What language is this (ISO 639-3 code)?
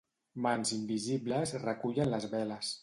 cat